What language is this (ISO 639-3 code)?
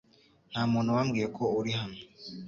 kin